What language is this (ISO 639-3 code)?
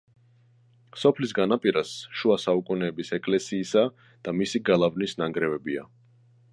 kat